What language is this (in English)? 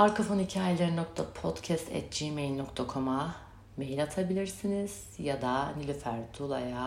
Turkish